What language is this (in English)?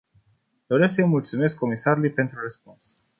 Romanian